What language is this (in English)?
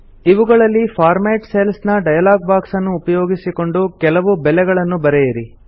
Kannada